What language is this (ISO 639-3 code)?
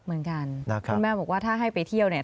tha